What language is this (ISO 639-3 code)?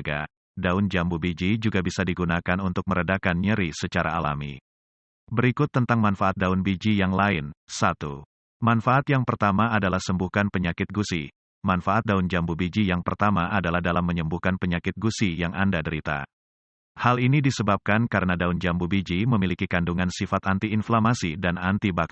ind